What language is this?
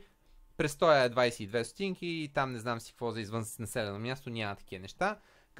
Bulgarian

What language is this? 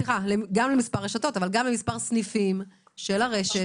Hebrew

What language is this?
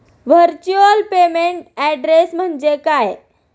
Marathi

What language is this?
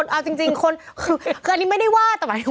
Thai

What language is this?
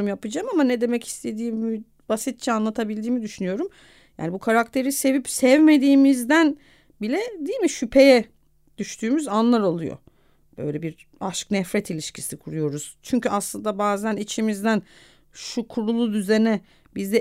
Turkish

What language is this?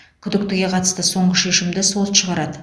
Kazakh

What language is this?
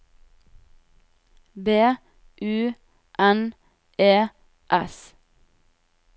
Norwegian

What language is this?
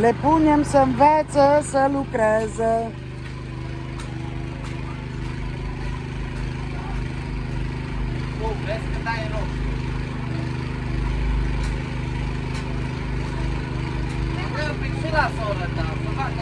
Romanian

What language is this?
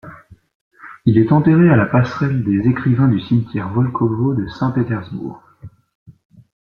French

